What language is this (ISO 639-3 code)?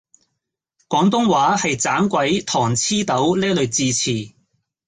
yue